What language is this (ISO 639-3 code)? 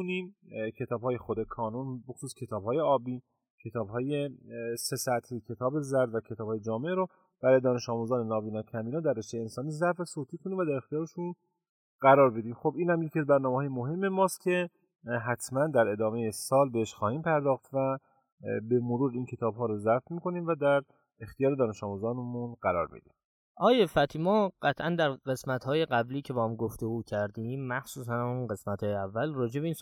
fas